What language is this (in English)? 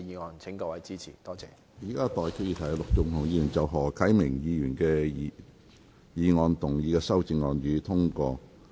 Cantonese